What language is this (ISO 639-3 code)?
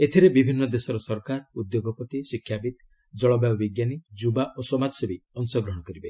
ori